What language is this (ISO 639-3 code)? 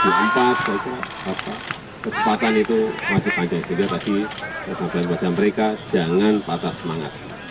ind